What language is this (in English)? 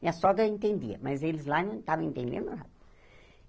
Portuguese